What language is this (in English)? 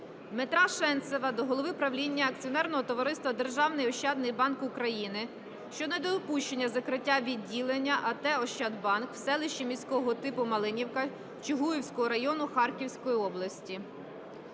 Ukrainian